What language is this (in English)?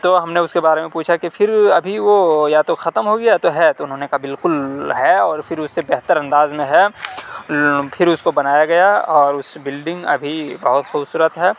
Urdu